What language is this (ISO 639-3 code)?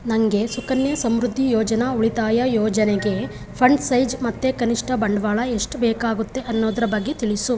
kan